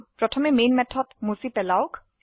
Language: Assamese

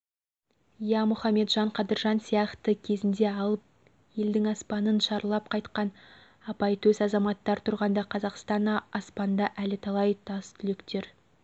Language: Kazakh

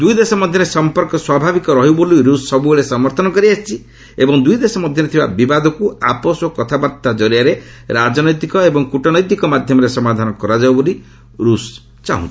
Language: Odia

